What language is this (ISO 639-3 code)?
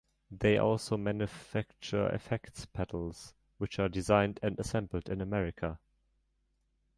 eng